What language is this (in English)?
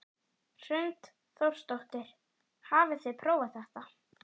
Icelandic